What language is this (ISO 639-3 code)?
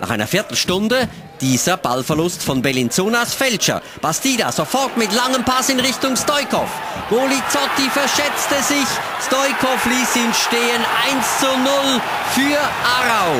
deu